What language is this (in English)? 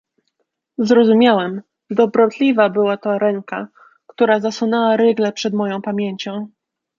Polish